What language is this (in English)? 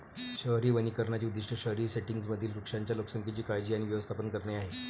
Marathi